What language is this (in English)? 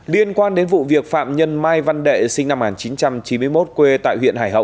Vietnamese